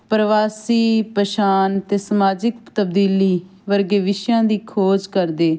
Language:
Punjabi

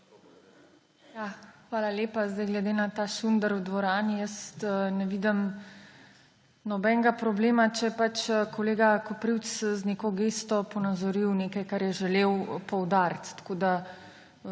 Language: Slovenian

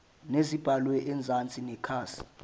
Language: Zulu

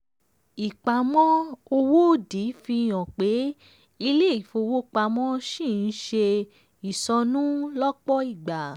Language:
Yoruba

